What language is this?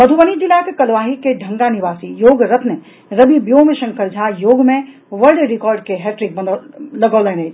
Maithili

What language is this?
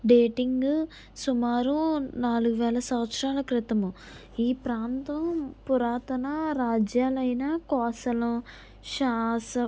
Telugu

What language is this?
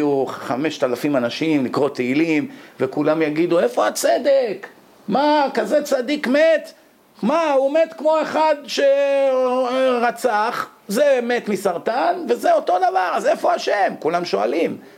Hebrew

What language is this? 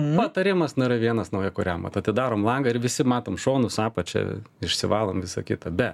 Lithuanian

